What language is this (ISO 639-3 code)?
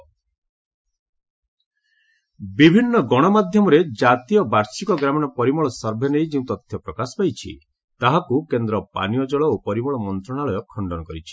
ori